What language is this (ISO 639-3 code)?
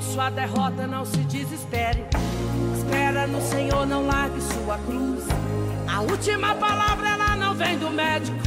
por